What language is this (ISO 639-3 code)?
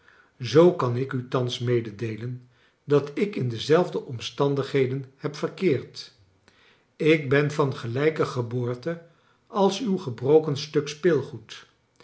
nld